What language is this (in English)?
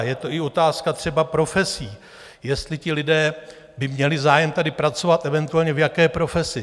Czech